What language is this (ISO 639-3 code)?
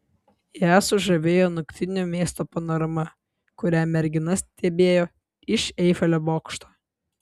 lit